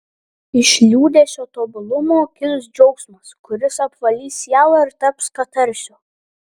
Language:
Lithuanian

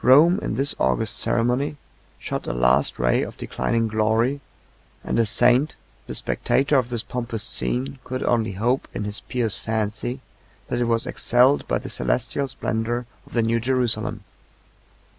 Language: English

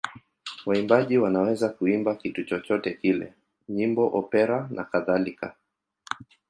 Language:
Swahili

